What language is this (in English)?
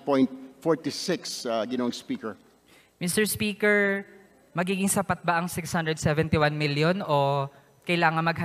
Filipino